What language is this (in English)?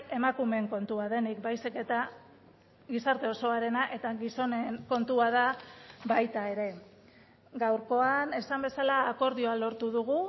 Basque